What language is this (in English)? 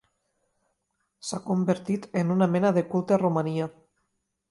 Catalan